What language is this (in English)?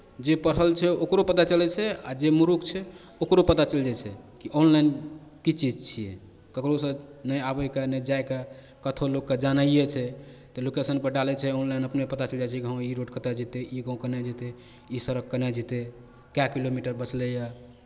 Maithili